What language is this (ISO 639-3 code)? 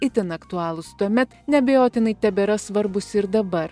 lit